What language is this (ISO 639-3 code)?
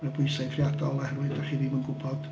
cym